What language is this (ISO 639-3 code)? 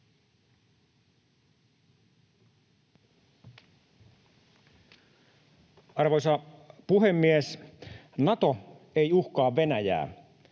fin